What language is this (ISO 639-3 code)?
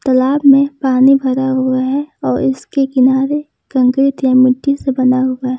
hin